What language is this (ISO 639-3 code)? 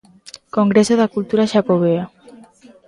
glg